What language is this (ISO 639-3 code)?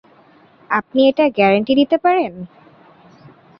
ben